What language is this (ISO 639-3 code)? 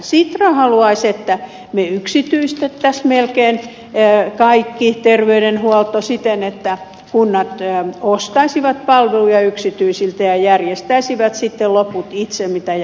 fin